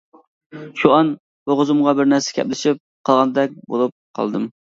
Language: Uyghur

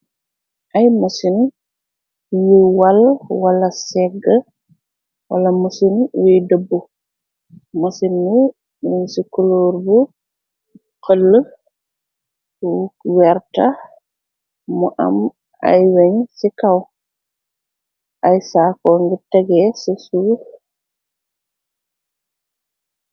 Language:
Wolof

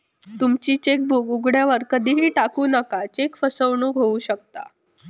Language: Marathi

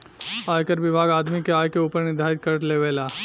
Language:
Bhojpuri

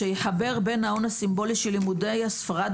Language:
Hebrew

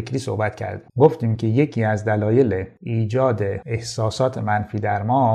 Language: Persian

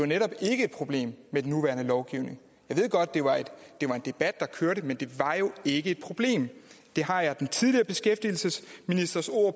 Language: Danish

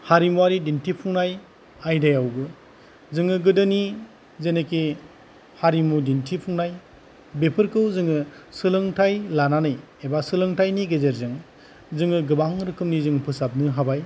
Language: Bodo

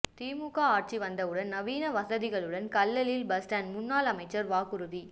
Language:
Tamil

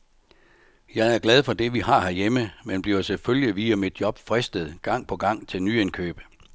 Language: Danish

